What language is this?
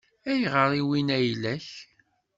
Kabyle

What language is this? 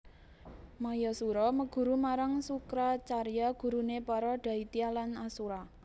Javanese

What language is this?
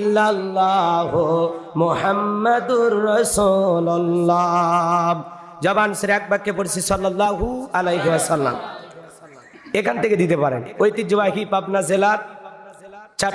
Indonesian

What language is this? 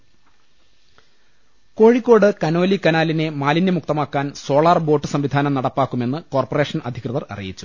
Malayalam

